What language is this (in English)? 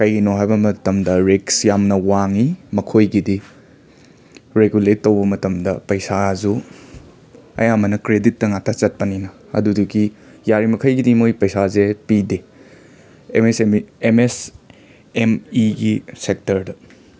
Manipuri